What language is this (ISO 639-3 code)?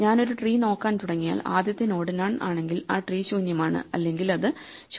mal